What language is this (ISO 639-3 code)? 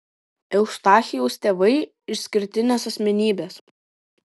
lit